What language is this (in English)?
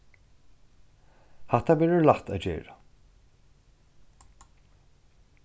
Faroese